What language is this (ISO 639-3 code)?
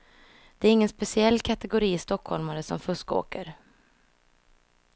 swe